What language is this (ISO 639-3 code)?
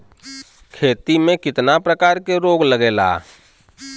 bho